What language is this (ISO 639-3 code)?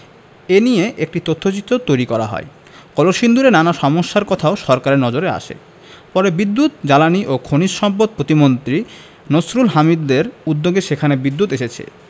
ben